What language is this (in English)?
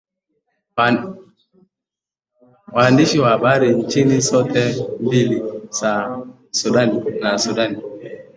Swahili